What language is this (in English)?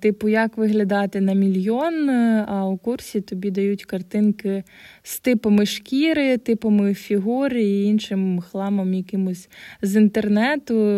Ukrainian